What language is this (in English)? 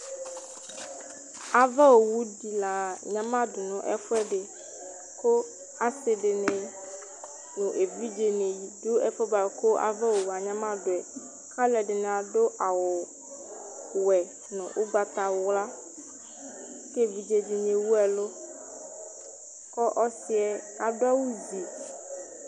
Ikposo